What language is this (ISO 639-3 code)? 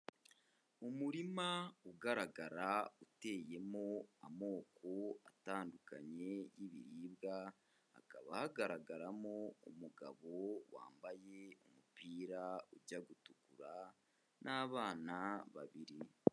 kin